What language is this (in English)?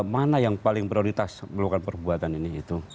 Indonesian